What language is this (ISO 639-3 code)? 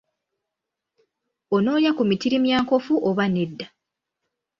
lug